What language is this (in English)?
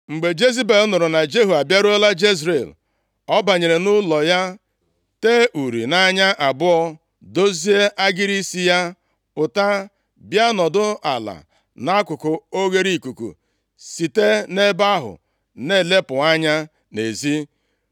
Igbo